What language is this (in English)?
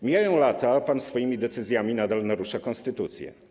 Polish